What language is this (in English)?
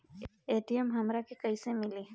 Bhojpuri